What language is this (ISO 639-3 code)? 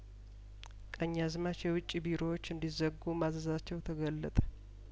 amh